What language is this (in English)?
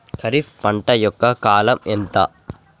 Telugu